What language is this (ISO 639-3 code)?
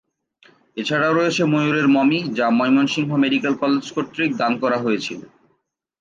ben